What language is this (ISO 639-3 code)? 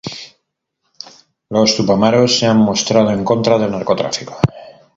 spa